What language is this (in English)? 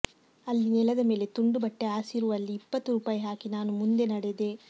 Kannada